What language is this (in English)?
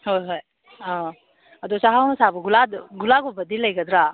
Manipuri